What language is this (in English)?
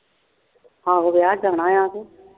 Punjabi